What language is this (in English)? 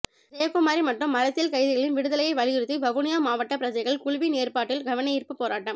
Tamil